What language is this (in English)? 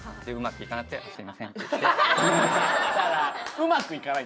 Japanese